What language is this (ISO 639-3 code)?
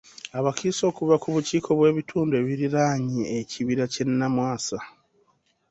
lug